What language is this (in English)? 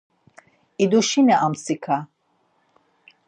Laz